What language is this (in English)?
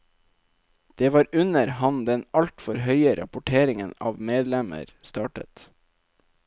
Norwegian